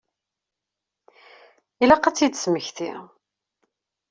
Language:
Kabyle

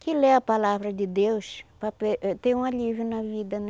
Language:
Portuguese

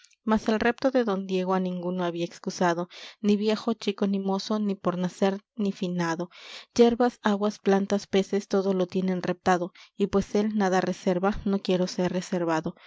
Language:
Spanish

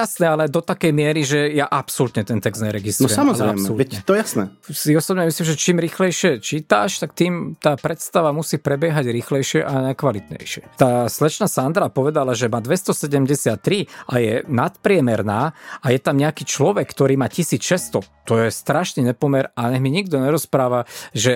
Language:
Slovak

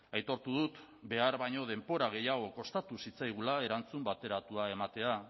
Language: Basque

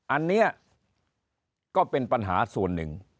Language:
Thai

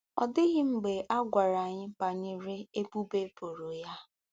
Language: Igbo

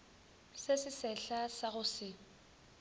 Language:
Northern Sotho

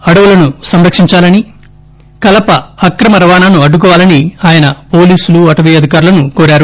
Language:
Telugu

